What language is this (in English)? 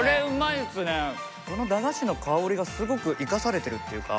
Japanese